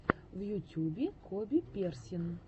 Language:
Russian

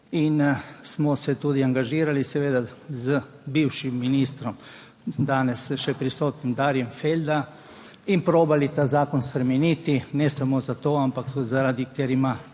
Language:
Slovenian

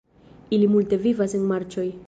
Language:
Esperanto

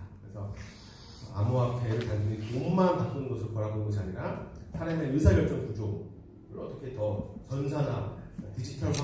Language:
Korean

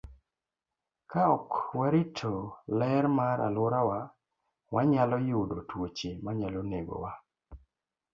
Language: Luo (Kenya and Tanzania)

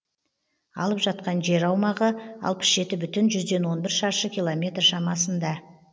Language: Kazakh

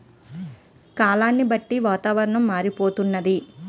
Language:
Telugu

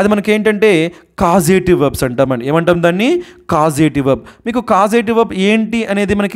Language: Telugu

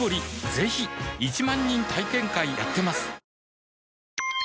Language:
Japanese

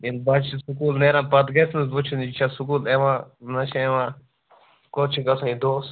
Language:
Kashmiri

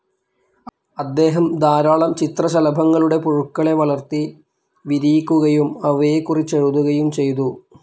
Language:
Malayalam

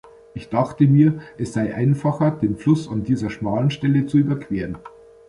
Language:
German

